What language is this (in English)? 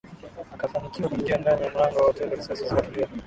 Swahili